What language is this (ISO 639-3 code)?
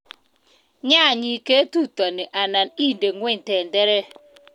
kln